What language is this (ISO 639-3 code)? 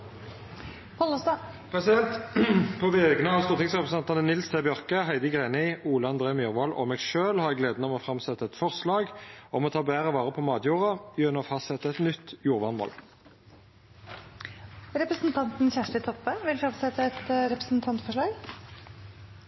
nno